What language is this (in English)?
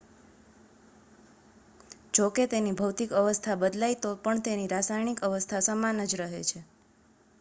Gujarati